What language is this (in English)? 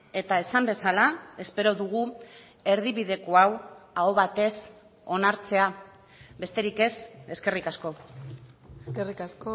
Basque